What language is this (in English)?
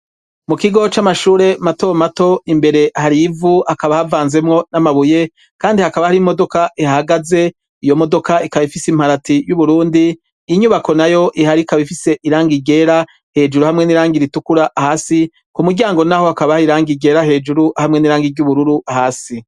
Rundi